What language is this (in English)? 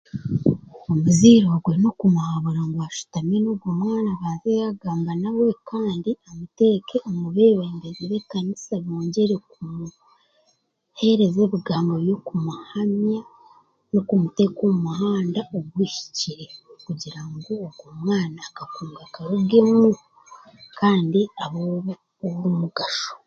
Chiga